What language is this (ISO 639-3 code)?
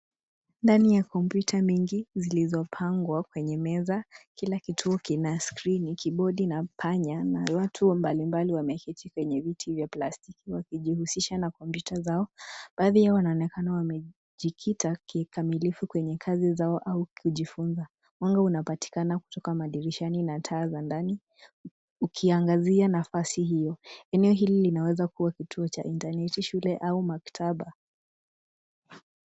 swa